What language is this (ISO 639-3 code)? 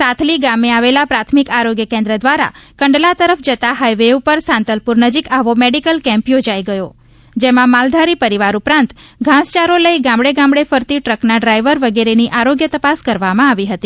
guj